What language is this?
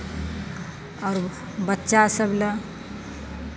Maithili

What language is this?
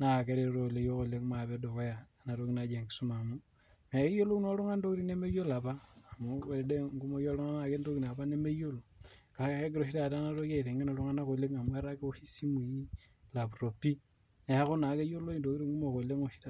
Masai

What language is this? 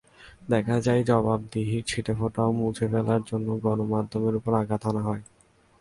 Bangla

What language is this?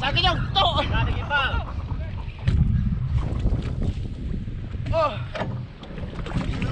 Indonesian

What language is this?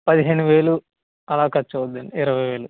Telugu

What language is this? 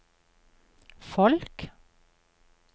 Norwegian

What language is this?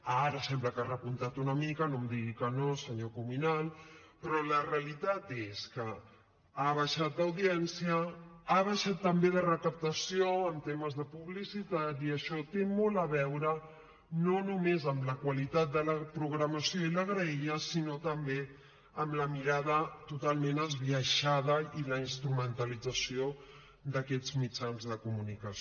Catalan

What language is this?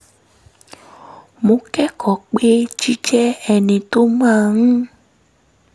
Yoruba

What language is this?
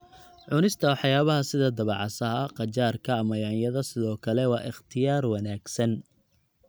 Somali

